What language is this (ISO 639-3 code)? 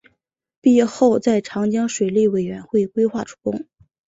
zho